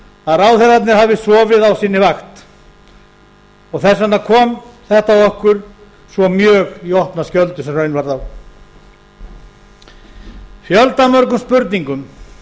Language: Icelandic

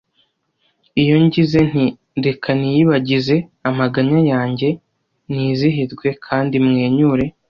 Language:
Kinyarwanda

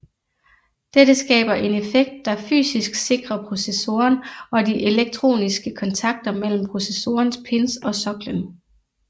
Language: Danish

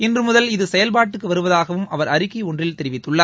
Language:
Tamil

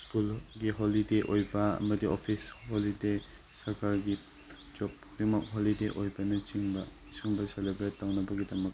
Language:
Manipuri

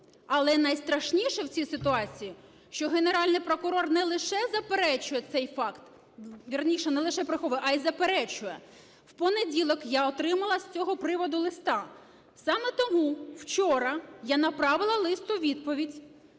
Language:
Ukrainian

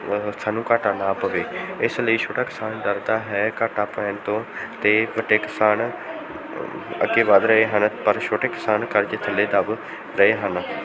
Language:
Punjabi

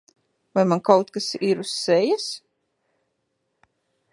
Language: Latvian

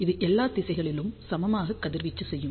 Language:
Tamil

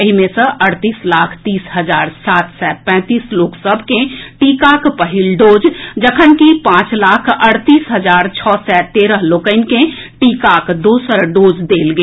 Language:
Maithili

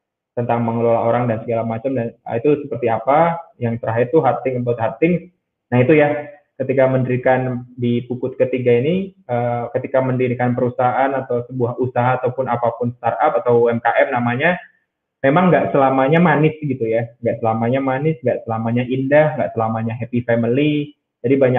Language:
Indonesian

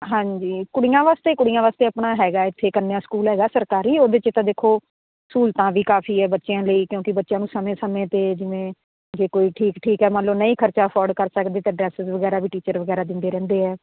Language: Punjabi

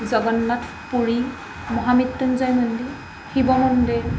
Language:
Assamese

